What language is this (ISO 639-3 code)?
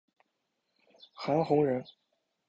zho